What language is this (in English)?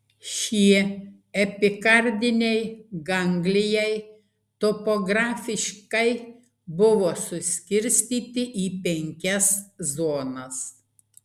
Lithuanian